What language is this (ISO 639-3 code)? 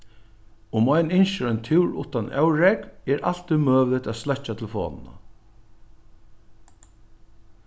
fao